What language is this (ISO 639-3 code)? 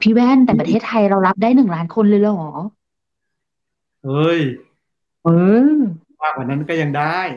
tha